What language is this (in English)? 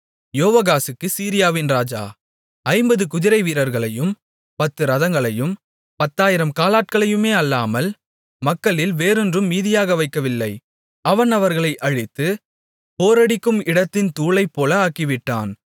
Tamil